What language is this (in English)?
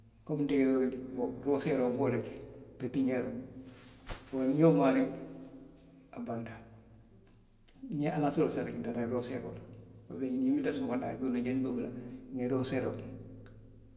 Western Maninkakan